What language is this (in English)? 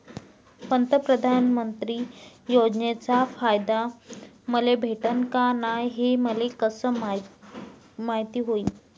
Marathi